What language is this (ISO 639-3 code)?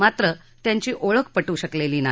mar